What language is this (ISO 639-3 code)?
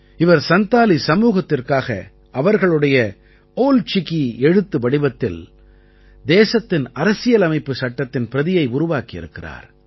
tam